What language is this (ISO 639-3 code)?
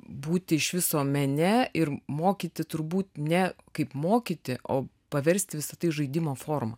lit